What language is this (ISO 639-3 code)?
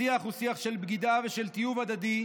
heb